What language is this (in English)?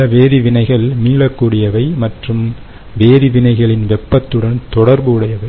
Tamil